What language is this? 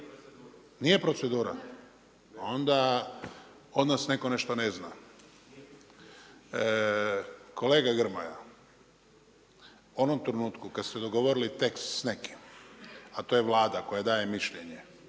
Croatian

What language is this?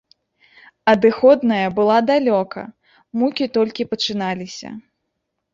Belarusian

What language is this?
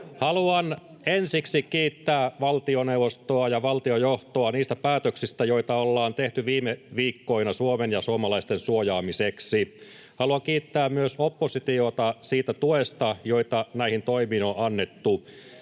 Finnish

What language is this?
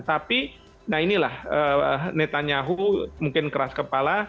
Indonesian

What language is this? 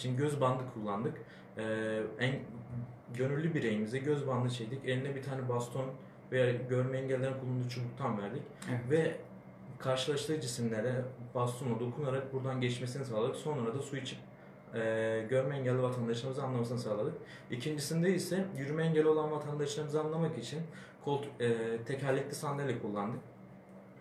Turkish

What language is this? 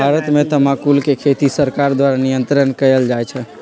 Magahi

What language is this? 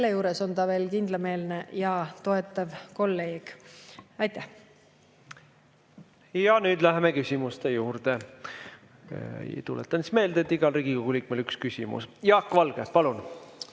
Estonian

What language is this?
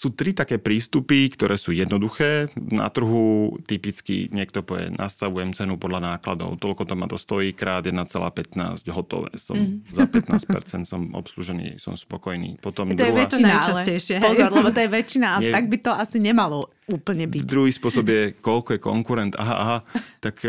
Slovak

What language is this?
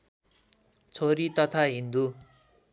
Nepali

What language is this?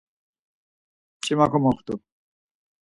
Laz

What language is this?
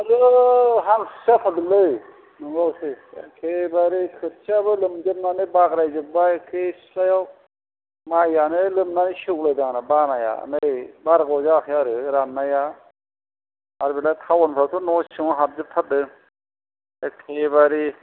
Bodo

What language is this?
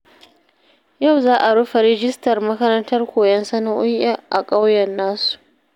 Hausa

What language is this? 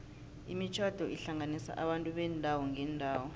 South Ndebele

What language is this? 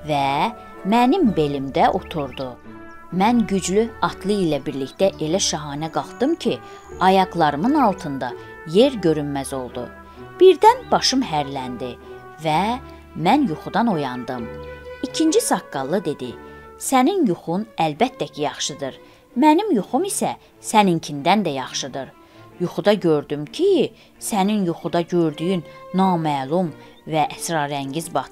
Turkish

